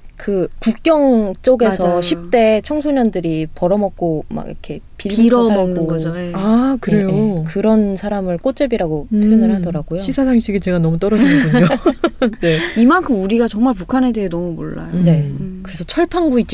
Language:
Korean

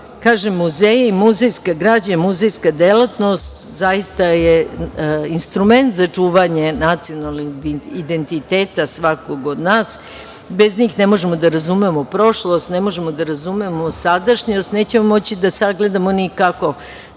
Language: Serbian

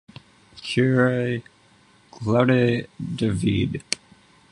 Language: French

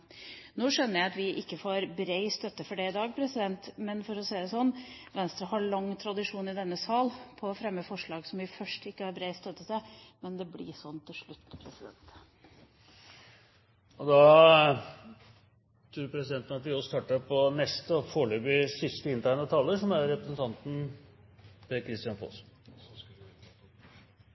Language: Norwegian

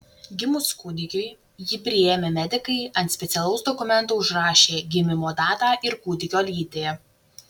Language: Lithuanian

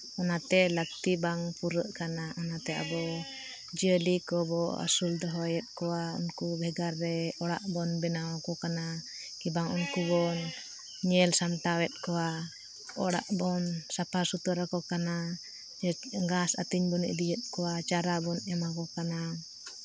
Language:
Santali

